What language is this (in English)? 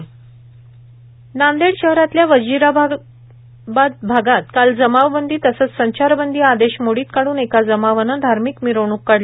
Marathi